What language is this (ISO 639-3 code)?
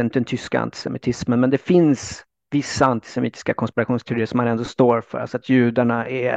swe